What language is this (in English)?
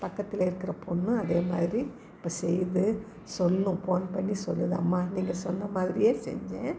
Tamil